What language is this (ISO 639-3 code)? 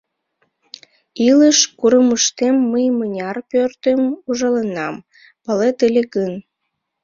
chm